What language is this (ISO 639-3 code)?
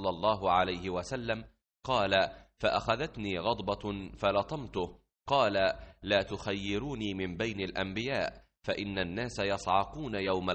ara